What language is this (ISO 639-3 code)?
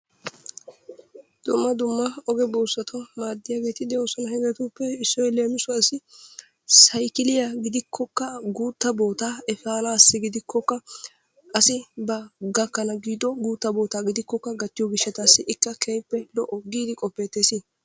wal